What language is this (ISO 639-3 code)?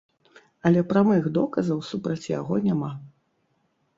bel